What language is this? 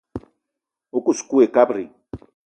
Eton (Cameroon)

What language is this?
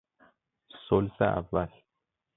Persian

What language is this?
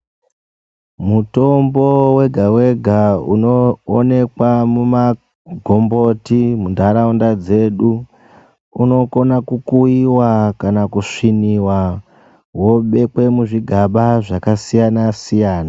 Ndau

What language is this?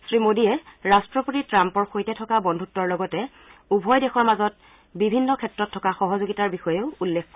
Assamese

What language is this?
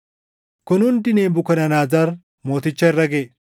Oromo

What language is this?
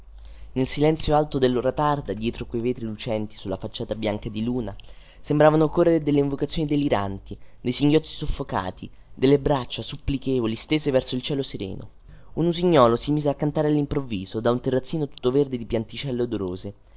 Italian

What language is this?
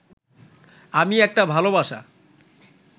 Bangla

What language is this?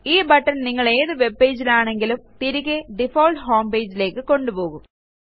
Malayalam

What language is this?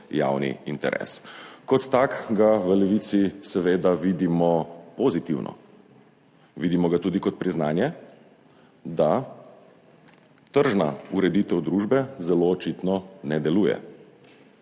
Slovenian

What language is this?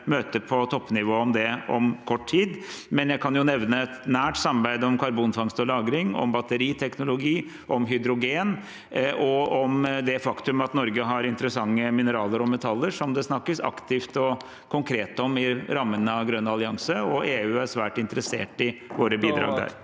Norwegian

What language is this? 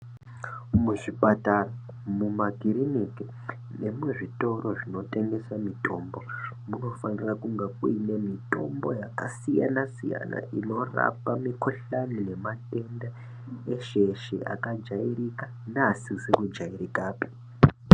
Ndau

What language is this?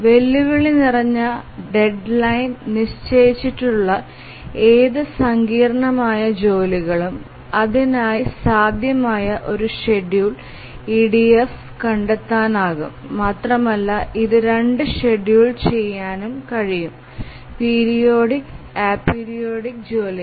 Malayalam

